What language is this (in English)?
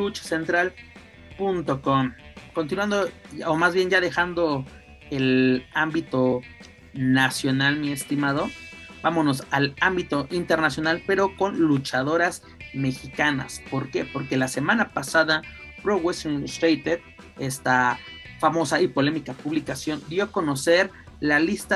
Spanish